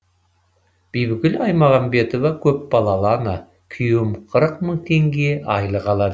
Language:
Kazakh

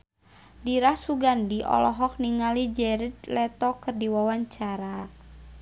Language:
Sundanese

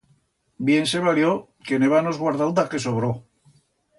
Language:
Aragonese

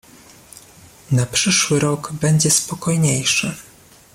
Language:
Polish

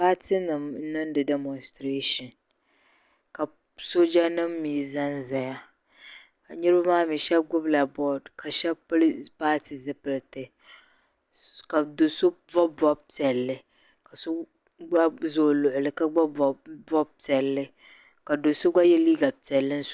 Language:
Dagbani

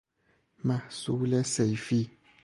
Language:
Persian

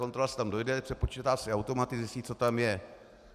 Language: Czech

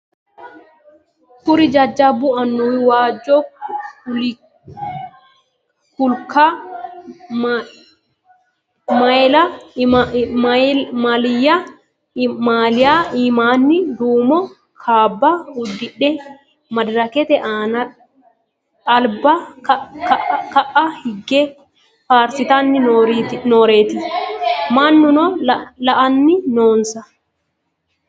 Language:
Sidamo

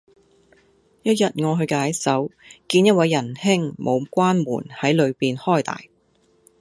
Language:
Cantonese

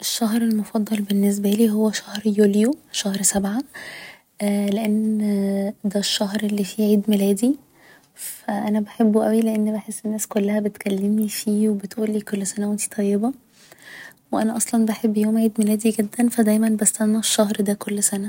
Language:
Egyptian Arabic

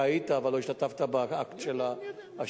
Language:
Hebrew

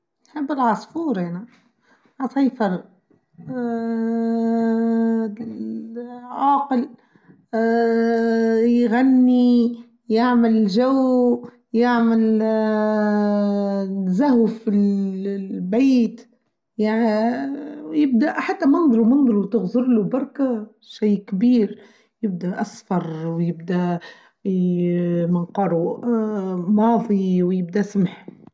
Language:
Tunisian Arabic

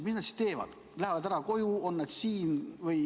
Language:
Estonian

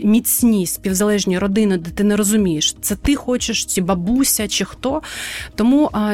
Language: Ukrainian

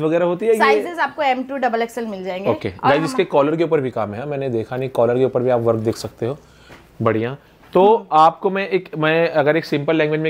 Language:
Hindi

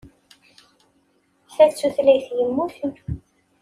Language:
Kabyle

